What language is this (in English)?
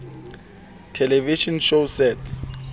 Southern Sotho